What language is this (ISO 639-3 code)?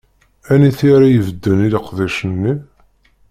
kab